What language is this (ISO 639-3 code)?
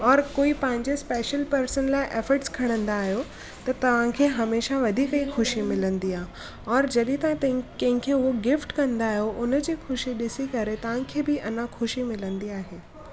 snd